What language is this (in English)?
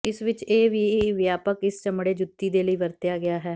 Punjabi